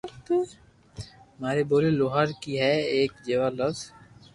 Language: Loarki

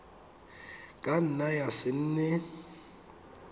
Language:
Tswana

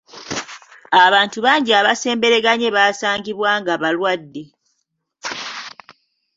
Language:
Ganda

